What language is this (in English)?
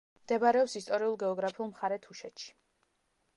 Georgian